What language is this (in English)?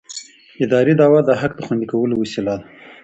Pashto